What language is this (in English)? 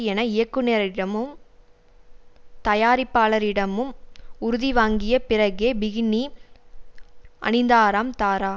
Tamil